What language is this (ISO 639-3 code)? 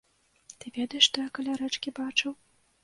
bel